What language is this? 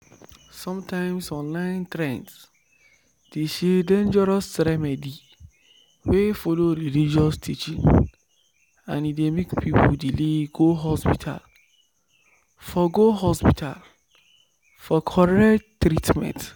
Nigerian Pidgin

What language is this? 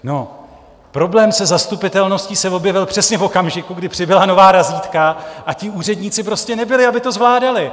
Czech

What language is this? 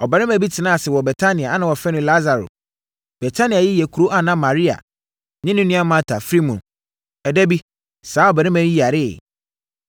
Akan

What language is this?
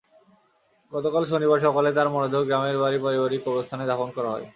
Bangla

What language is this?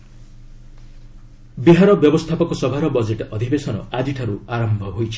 Odia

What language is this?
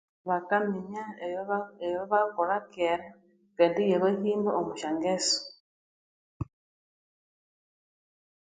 Konzo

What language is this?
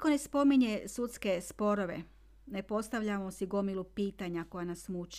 Croatian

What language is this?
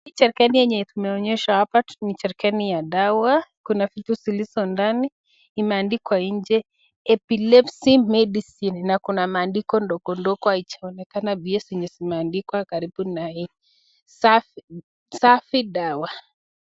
Swahili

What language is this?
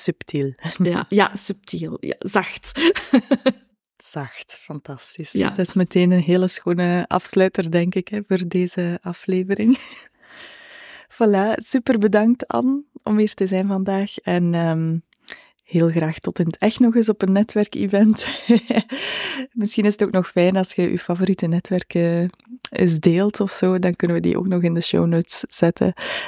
Dutch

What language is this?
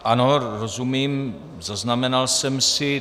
Czech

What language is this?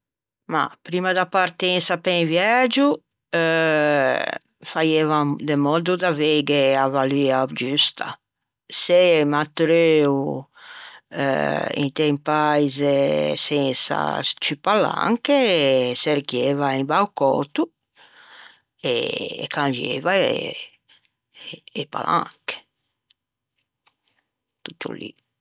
Ligurian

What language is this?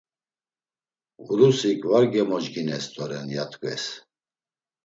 Laz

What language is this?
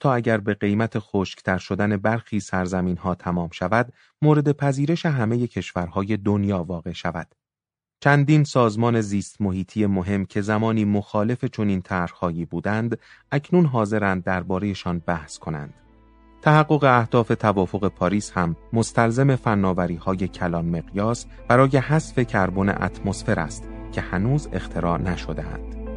Persian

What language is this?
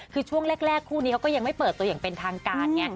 Thai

